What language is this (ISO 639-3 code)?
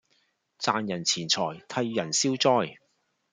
yue